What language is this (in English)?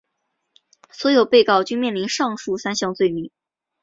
Chinese